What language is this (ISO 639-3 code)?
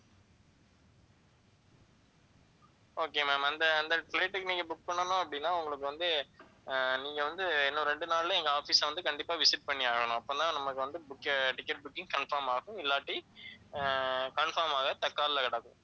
tam